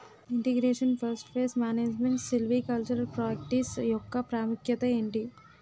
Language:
Telugu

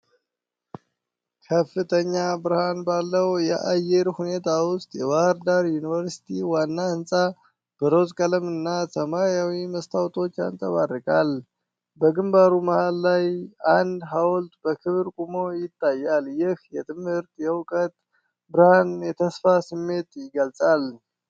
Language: Amharic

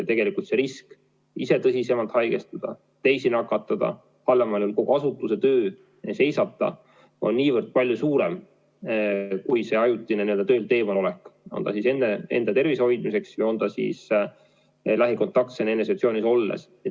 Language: Estonian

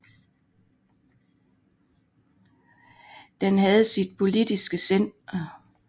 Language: Danish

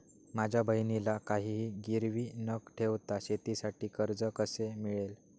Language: Marathi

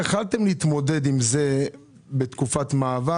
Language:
Hebrew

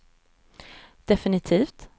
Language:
Swedish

